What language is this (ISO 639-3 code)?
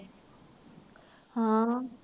pan